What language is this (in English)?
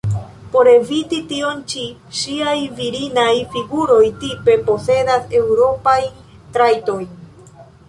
Esperanto